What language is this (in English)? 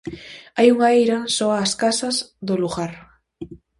Galician